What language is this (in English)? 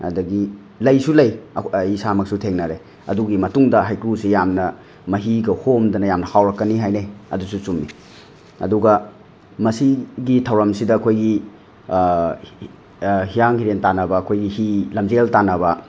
Manipuri